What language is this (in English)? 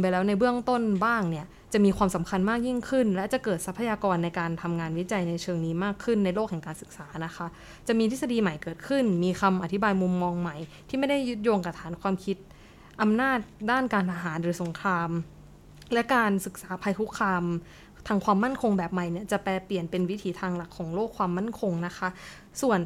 Thai